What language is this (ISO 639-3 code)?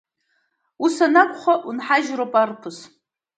abk